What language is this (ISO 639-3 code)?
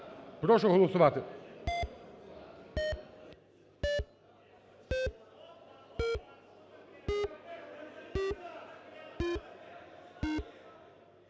ukr